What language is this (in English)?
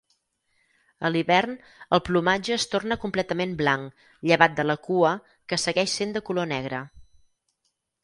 Catalan